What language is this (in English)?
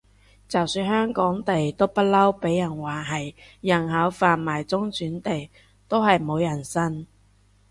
Cantonese